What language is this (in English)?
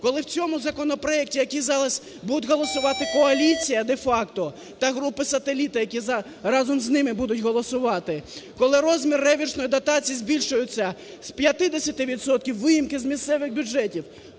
Ukrainian